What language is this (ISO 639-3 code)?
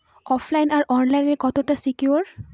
ben